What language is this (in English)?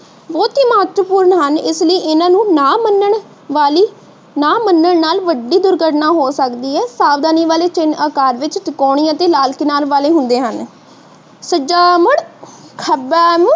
Punjabi